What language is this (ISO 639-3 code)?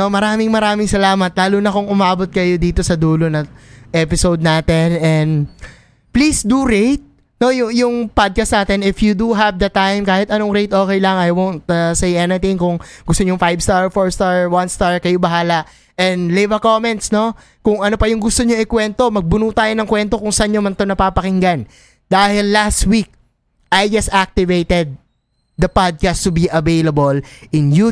fil